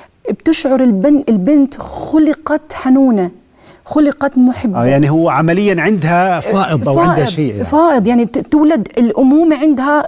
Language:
Arabic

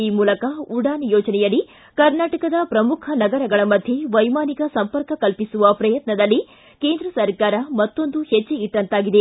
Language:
Kannada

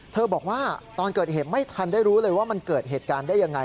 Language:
Thai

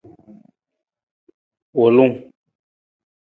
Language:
Nawdm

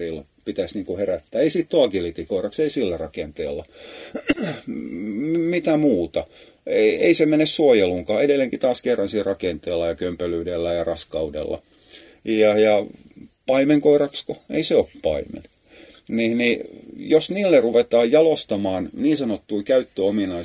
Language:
Finnish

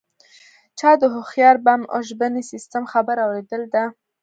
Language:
Pashto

